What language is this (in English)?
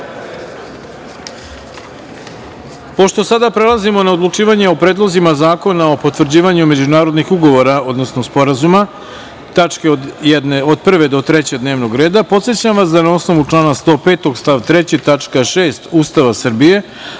Serbian